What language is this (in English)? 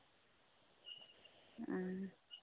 Santali